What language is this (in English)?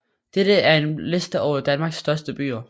Danish